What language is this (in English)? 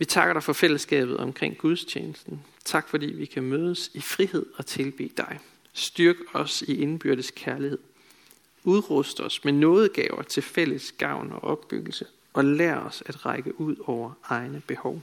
Danish